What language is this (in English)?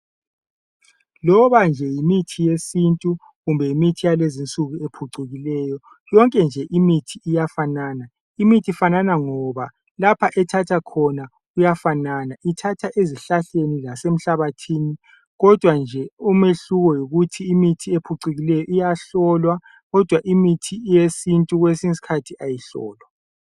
North Ndebele